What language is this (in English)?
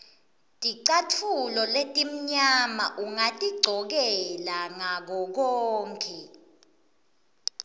Swati